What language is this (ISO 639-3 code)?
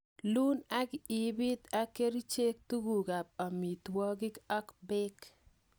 kln